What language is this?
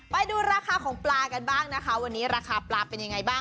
Thai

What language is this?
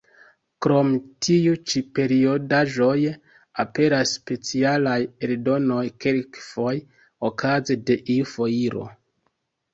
Esperanto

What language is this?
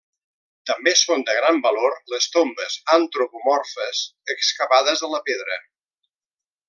Catalan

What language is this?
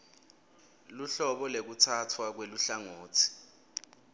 Swati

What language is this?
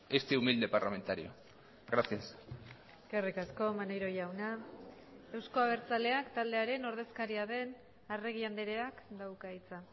Basque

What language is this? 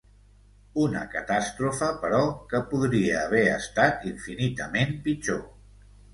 Catalan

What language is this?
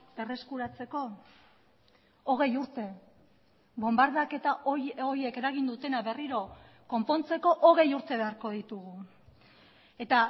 Basque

